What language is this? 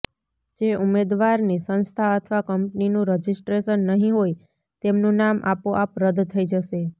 Gujarati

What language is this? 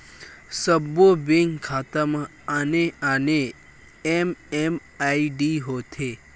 Chhattisgarhi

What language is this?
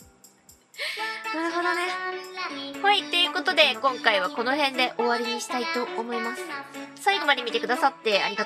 Japanese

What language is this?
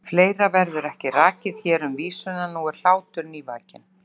Icelandic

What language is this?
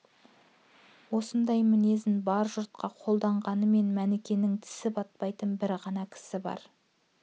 Kazakh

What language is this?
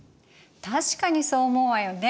Japanese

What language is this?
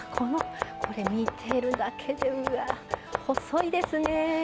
Japanese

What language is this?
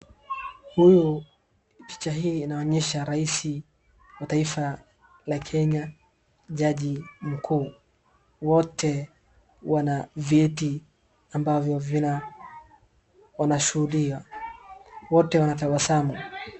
Swahili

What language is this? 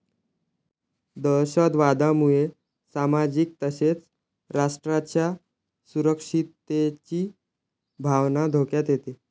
Marathi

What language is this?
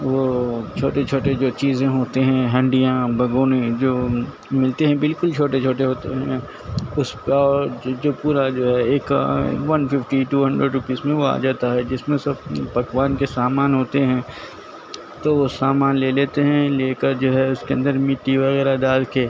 Urdu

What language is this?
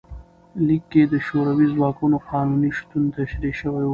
Pashto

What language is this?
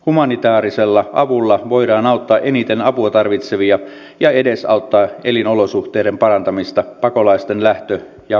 Finnish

